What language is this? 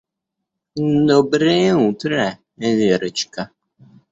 Russian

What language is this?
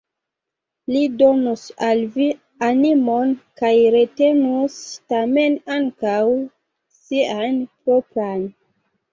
Esperanto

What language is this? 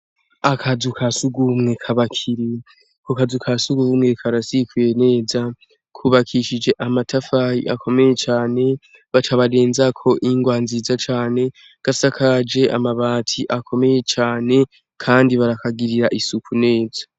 Rundi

